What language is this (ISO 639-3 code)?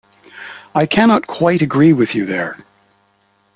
eng